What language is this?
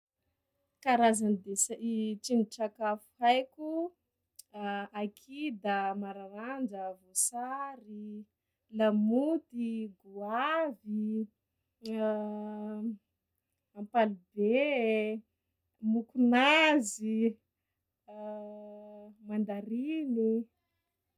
Sakalava Malagasy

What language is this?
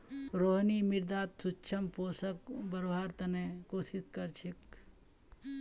Magahi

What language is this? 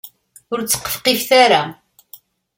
Kabyle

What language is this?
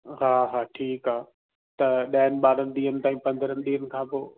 Sindhi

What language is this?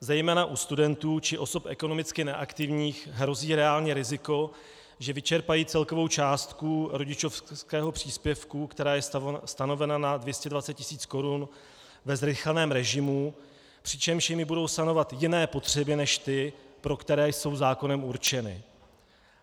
Czech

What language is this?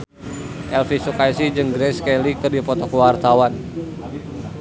Sundanese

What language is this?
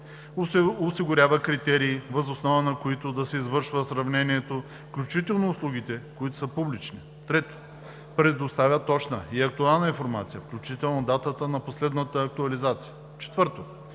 Bulgarian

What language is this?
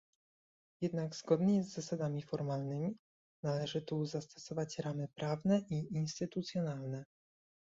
Polish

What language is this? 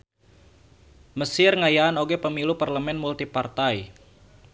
Sundanese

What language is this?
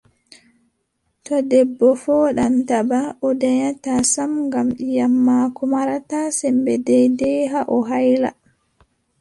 Adamawa Fulfulde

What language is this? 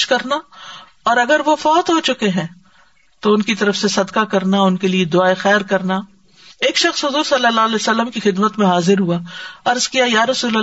Urdu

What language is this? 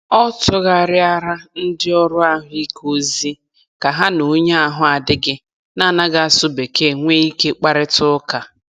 Igbo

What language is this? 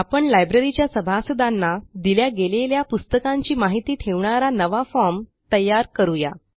Marathi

